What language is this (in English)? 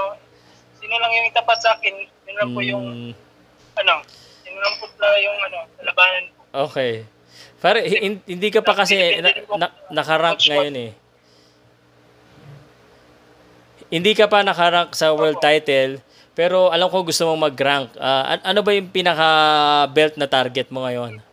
Filipino